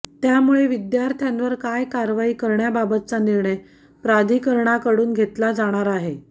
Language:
Marathi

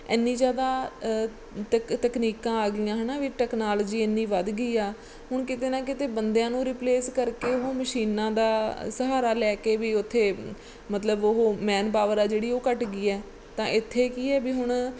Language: Punjabi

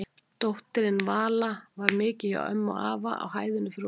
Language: Icelandic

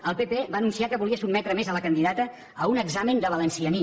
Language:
Catalan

